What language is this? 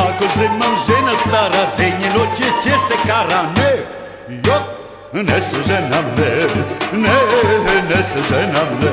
Bulgarian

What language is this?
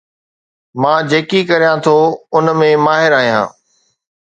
Sindhi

